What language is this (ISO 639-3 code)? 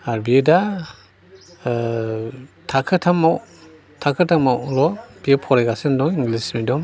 brx